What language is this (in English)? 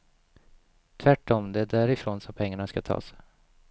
Swedish